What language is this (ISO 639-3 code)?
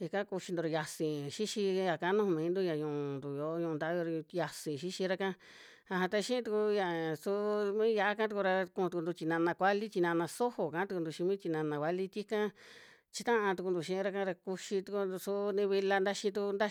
jmx